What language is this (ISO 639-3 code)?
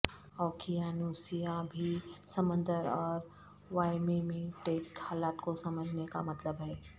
urd